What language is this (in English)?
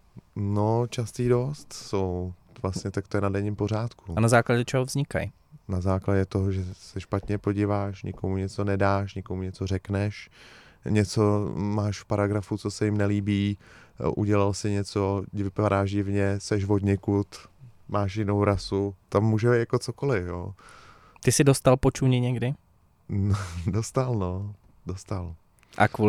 Czech